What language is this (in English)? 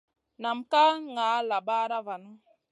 Masana